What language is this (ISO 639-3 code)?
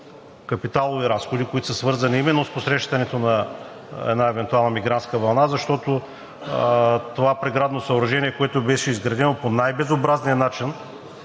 bul